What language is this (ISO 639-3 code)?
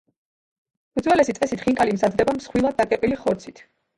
kat